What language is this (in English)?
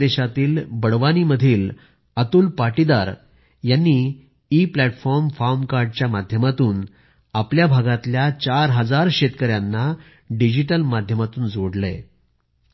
Marathi